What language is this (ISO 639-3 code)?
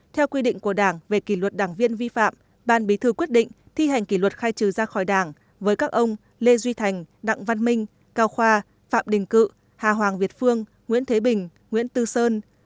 vie